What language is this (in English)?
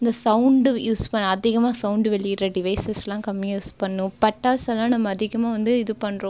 Tamil